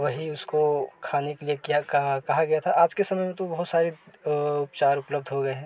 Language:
Hindi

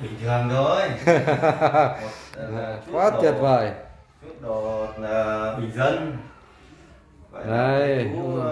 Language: Vietnamese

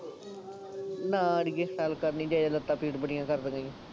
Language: Punjabi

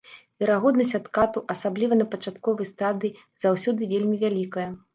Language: Belarusian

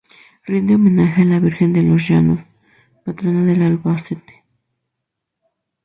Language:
Spanish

